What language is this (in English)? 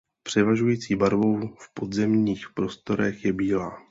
Czech